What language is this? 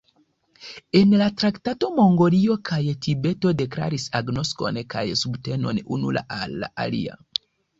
Esperanto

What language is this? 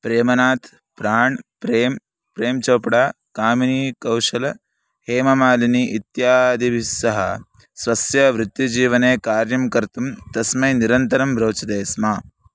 Sanskrit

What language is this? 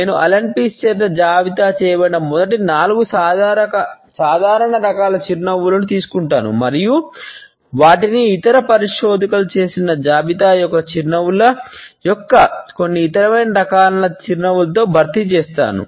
Telugu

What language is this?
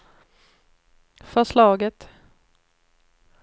Swedish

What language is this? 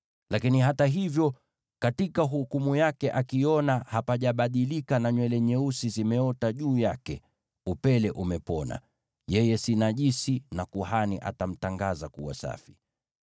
Swahili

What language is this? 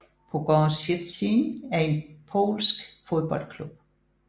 Danish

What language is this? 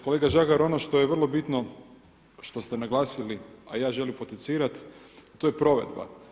Croatian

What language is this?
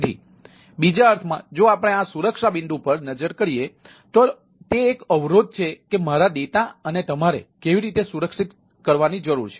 Gujarati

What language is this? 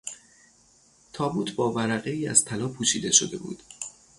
Persian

